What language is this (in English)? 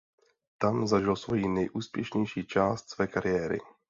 Czech